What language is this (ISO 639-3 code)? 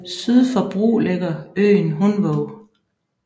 dan